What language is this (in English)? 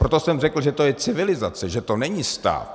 Czech